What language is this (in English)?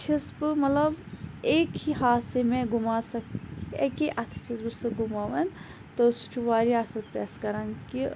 Kashmiri